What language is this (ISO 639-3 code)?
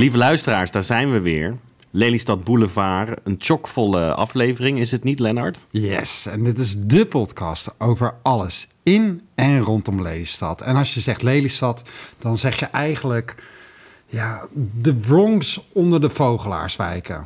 nld